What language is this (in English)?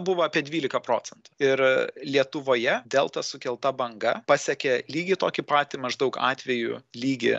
Lithuanian